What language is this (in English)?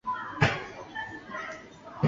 Chinese